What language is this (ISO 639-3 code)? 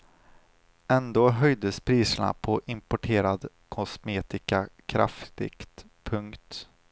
swe